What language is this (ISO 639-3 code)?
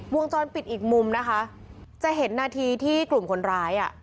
tha